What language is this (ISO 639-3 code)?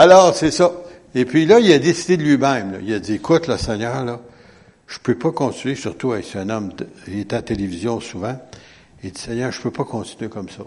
fra